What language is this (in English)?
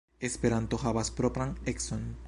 Esperanto